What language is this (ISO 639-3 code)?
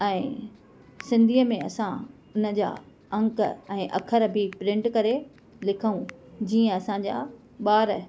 snd